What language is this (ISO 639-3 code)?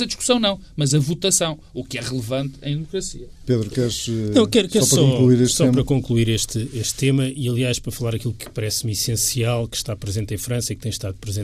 por